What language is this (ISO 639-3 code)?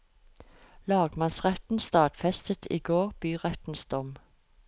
nor